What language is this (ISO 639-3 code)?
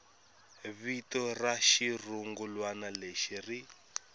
tso